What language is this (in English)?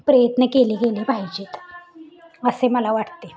Marathi